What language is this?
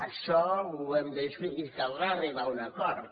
Catalan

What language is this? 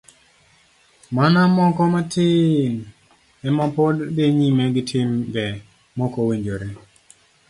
Luo (Kenya and Tanzania)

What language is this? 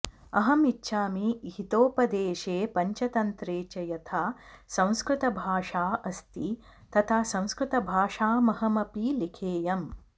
Sanskrit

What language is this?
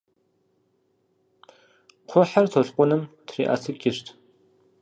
Kabardian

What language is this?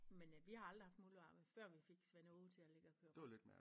Danish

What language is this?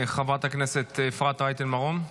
Hebrew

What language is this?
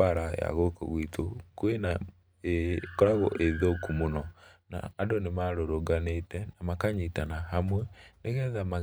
Kikuyu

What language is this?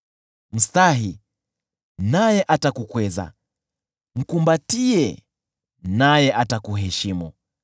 Swahili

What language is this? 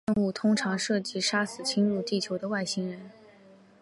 Chinese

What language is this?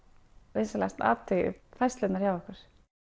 Icelandic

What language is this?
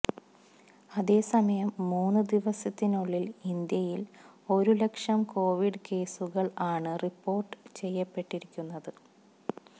Malayalam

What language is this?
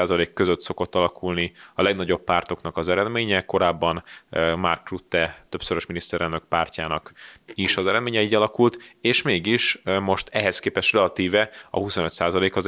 Hungarian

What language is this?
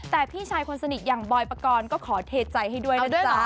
Thai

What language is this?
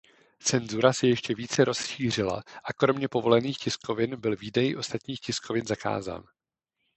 Czech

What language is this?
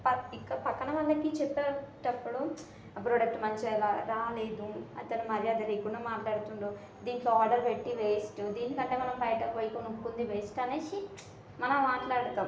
Telugu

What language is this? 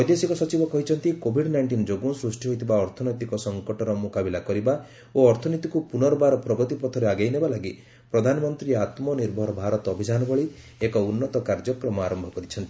Odia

